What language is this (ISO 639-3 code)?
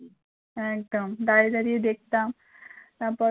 ben